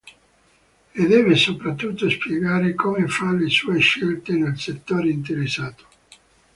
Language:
Italian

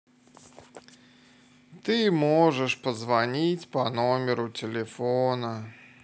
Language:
Russian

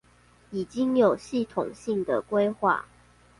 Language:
Chinese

